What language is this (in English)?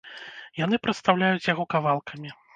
Belarusian